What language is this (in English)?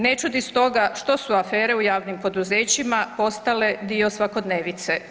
Croatian